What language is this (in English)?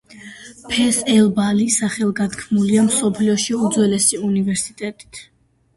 Georgian